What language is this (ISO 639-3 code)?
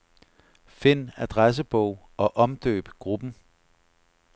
dan